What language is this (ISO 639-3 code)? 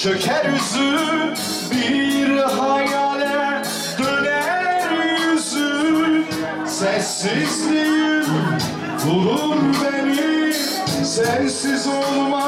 tur